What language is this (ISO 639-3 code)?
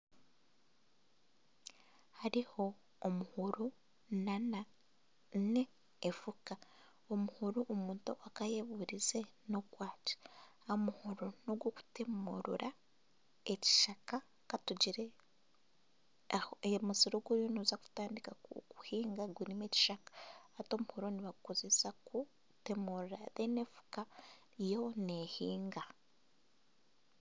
nyn